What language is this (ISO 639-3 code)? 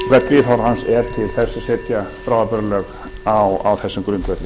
isl